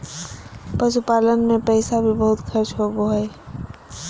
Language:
Magahi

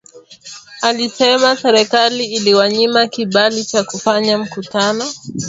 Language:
Swahili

